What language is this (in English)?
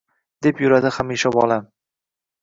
Uzbek